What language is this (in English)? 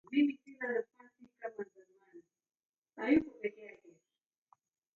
Taita